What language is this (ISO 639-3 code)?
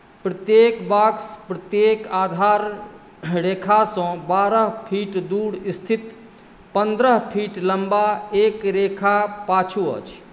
mai